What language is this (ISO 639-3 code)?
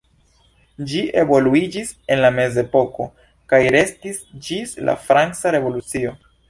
epo